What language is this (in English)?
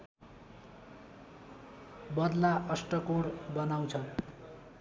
Nepali